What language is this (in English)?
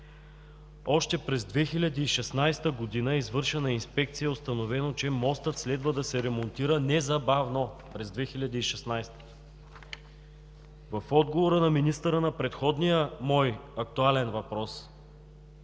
Bulgarian